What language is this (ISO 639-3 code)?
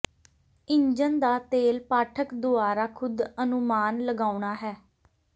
pan